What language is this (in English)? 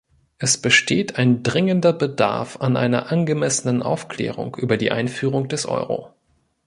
German